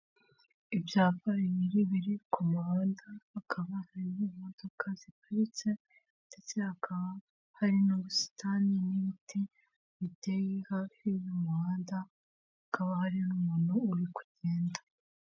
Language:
Kinyarwanda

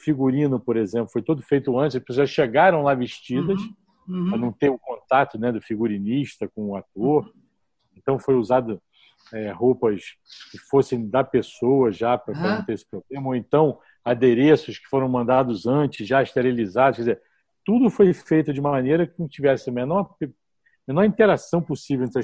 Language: Portuguese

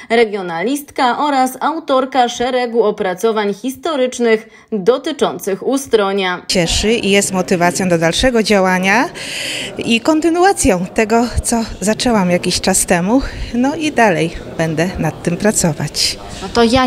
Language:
Polish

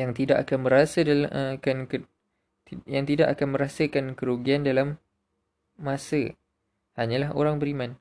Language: Malay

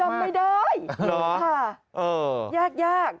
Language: Thai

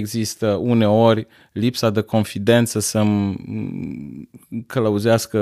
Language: Romanian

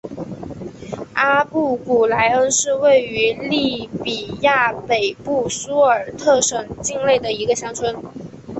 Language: Chinese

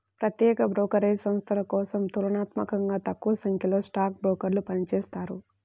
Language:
Telugu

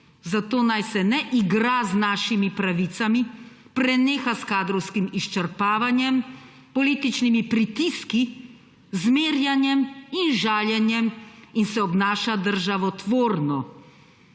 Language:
Slovenian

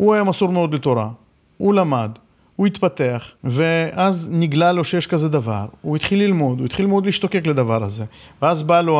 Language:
Hebrew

